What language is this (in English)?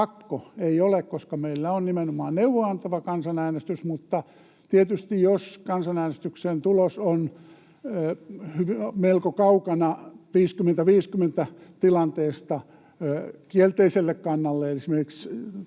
Finnish